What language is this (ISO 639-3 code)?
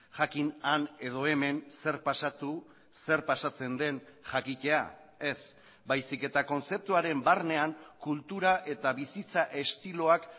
eus